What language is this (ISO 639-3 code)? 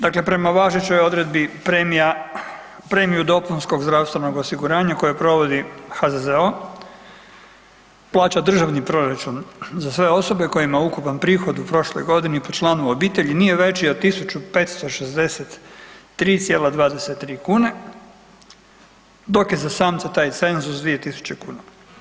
hrv